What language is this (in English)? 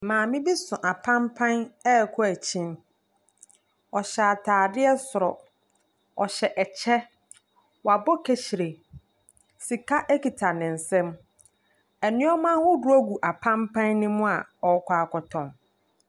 Akan